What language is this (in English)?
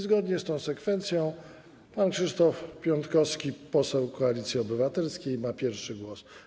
Polish